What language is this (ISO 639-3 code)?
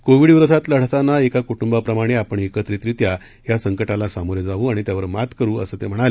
mar